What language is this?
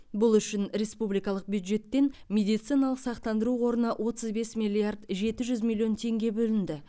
Kazakh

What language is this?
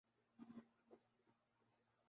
Urdu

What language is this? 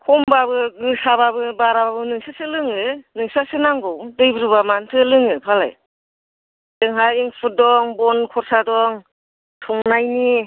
Bodo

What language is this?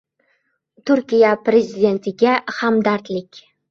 Uzbek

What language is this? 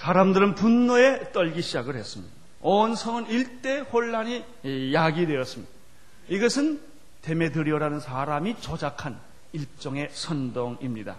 Korean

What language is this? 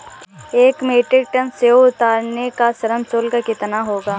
Hindi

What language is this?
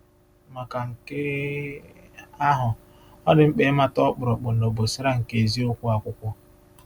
Igbo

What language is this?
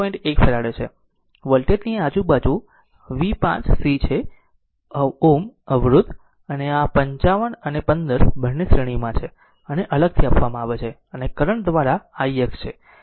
Gujarati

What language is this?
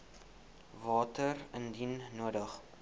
Afrikaans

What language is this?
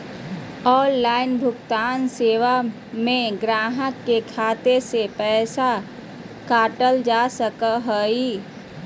Magahi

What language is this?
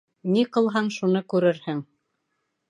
Bashkir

